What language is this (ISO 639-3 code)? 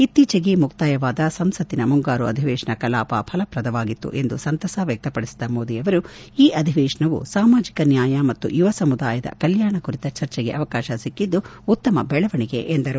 kan